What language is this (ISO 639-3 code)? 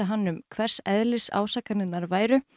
isl